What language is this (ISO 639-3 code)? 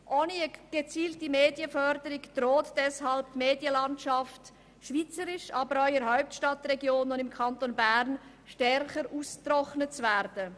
gsw